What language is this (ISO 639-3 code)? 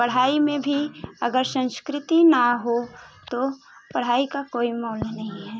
hin